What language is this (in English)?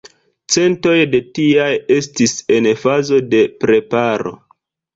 Esperanto